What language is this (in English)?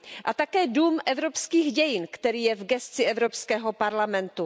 Czech